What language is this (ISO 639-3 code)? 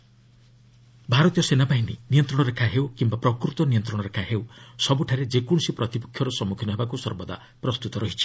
ori